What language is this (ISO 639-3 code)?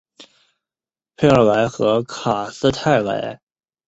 zho